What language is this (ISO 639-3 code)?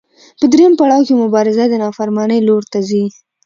pus